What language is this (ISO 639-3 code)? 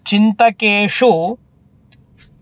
san